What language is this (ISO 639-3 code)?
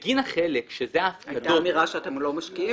heb